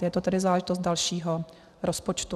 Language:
Czech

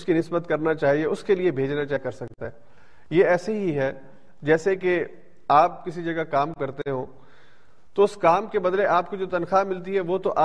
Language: Urdu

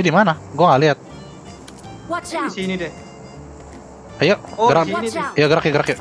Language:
Indonesian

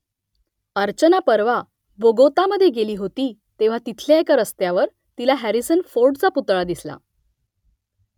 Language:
Marathi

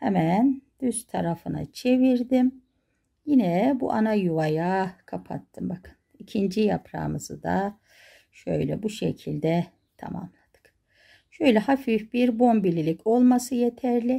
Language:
Turkish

